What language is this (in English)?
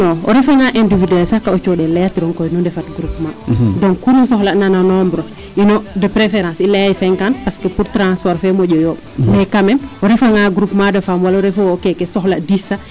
Serer